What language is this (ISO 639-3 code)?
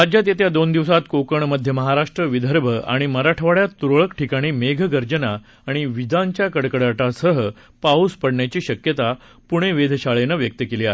mar